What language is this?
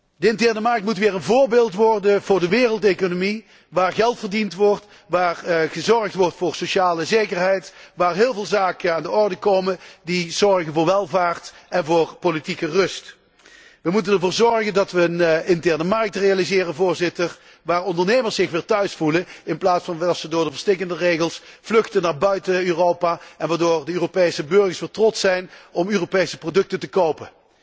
Dutch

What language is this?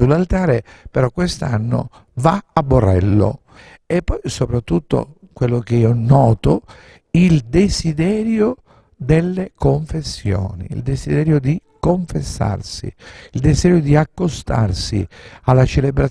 Italian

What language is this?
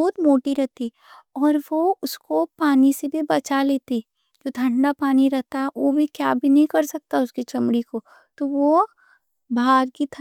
Deccan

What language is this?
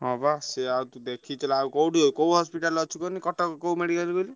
Odia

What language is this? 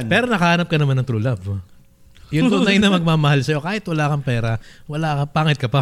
Filipino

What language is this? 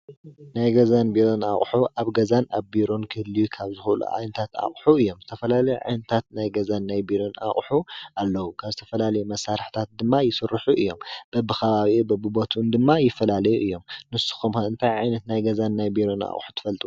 Tigrinya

